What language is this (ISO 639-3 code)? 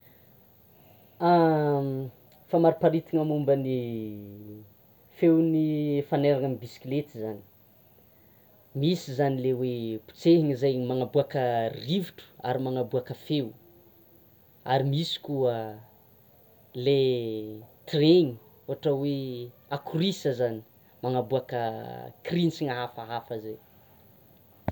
xmw